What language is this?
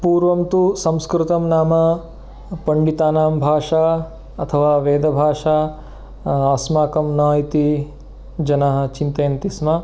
Sanskrit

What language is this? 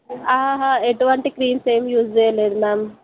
Telugu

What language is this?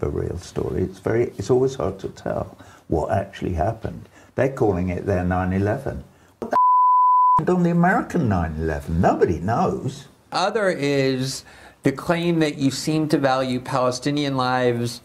English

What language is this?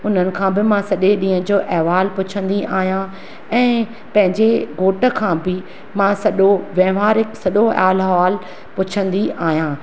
Sindhi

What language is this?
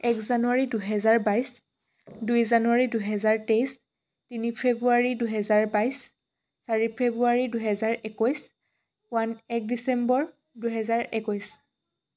Assamese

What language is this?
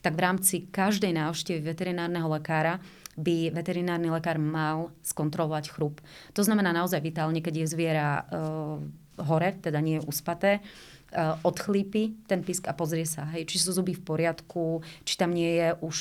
Slovak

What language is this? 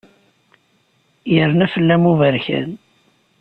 Kabyle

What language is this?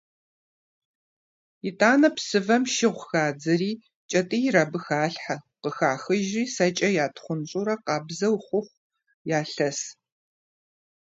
Kabardian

